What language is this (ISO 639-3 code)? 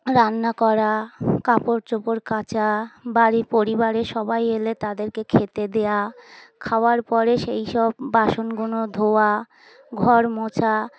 ben